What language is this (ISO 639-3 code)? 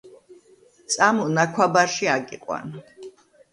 kat